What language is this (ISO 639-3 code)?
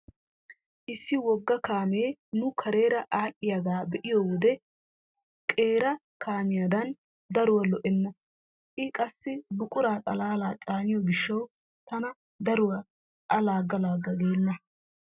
wal